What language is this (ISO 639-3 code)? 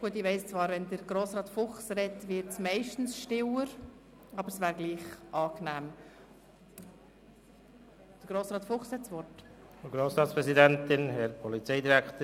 gsw